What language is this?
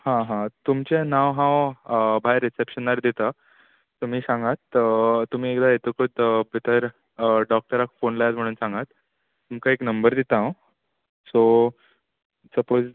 Konkani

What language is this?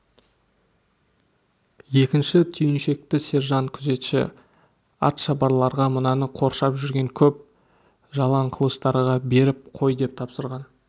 Kazakh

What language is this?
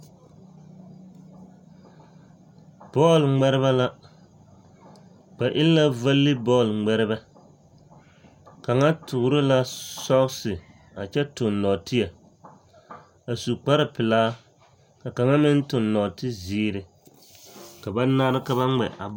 Southern Dagaare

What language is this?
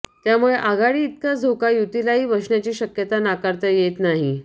Marathi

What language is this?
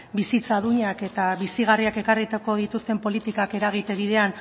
Basque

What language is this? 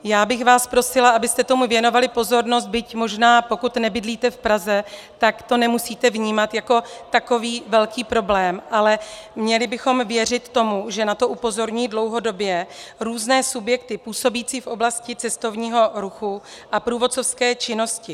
Czech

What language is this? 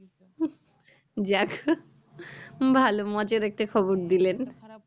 Bangla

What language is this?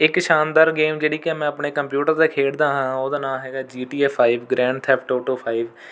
Punjabi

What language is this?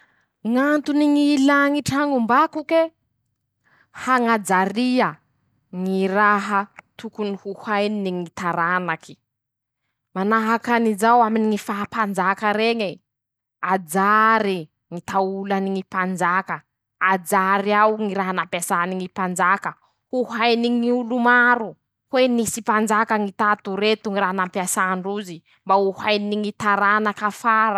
Masikoro Malagasy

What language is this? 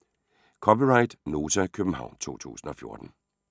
Danish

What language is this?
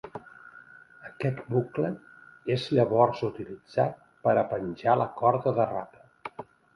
Catalan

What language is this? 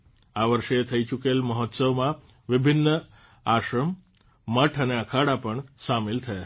Gujarati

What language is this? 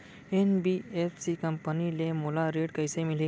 Chhattisgarhi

